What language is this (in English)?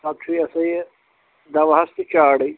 Kashmiri